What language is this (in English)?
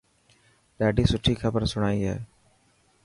Dhatki